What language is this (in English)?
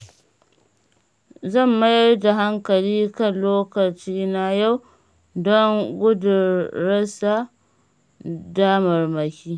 Hausa